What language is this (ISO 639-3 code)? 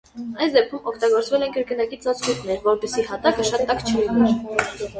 hye